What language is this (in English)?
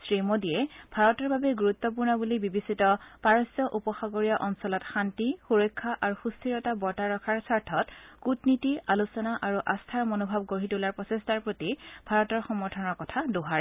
Assamese